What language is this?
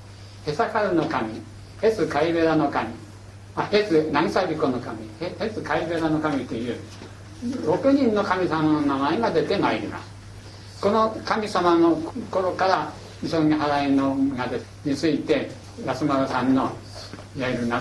Japanese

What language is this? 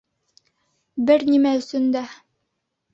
Bashkir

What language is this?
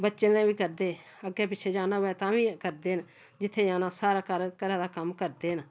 Dogri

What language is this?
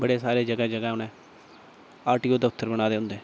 Dogri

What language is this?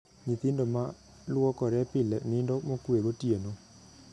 Luo (Kenya and Tanzania)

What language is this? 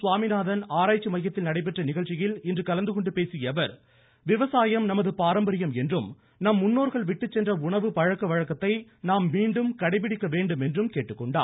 Tamil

